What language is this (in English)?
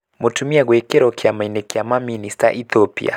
Kikuyu